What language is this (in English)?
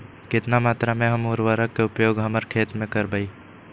Magahi